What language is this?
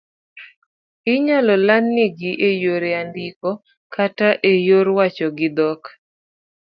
Luo (Kenya and Tanzania)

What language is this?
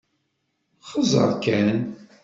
Kabyle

